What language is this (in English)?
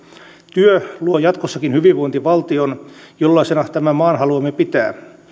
Finnish